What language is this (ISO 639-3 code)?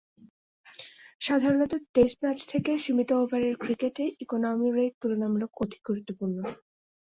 ben